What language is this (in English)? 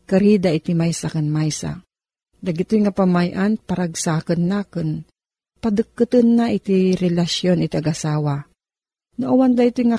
Filipino